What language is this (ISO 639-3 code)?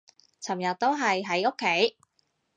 yue